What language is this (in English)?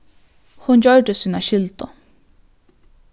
Faroese